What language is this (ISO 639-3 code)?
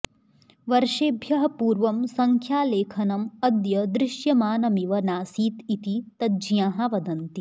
san